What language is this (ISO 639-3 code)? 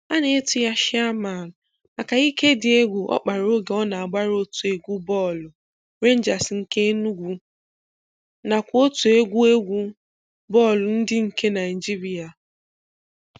ibo